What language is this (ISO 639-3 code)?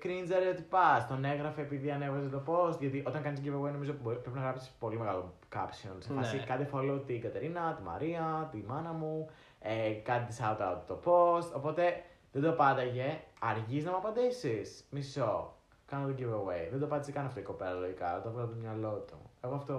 ell